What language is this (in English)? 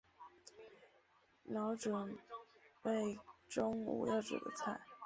Chinese